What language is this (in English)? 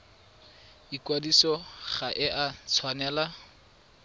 Tswana